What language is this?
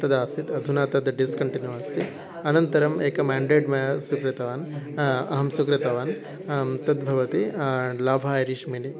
Sanskrit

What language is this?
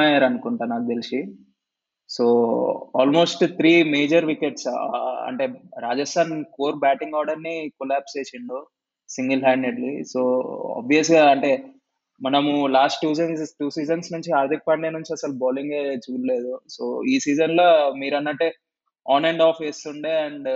Telugu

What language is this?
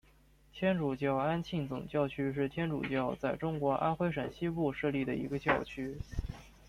Chinese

